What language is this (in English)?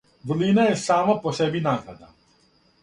Serbian